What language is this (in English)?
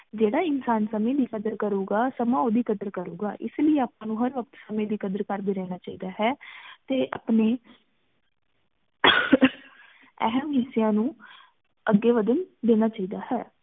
Punjabi